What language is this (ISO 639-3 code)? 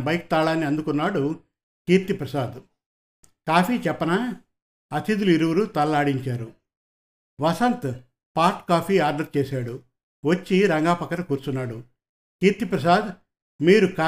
tel